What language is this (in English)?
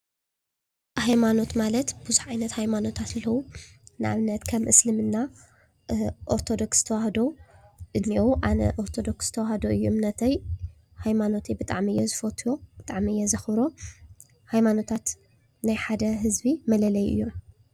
Tigrinya